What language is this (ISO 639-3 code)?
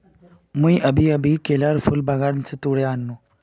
mag